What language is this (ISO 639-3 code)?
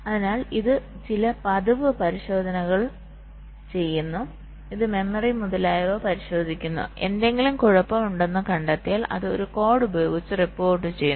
mal